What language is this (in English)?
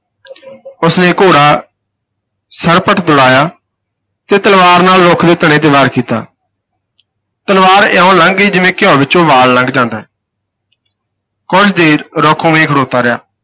Punjabi